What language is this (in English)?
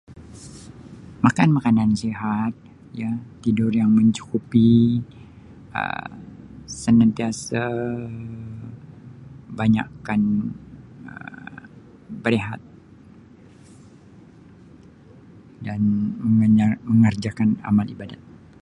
Sabah Malay